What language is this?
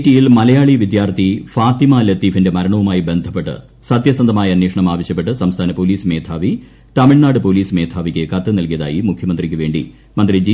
Malayalam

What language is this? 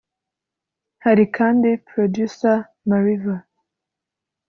Kinyarwanda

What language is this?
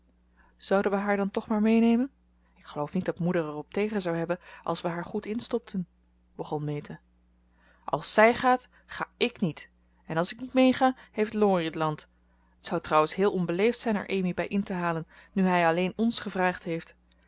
Dutch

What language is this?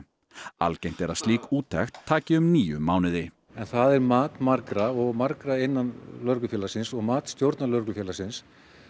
Icelandic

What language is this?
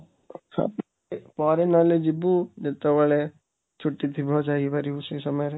Odia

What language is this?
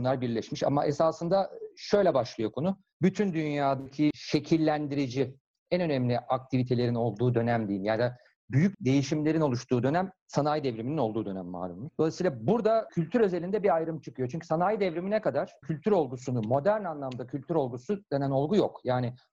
Turkish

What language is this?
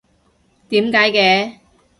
Cantonese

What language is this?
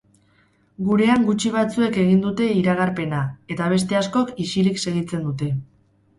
Basque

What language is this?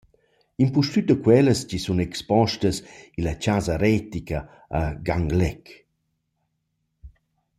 Romansh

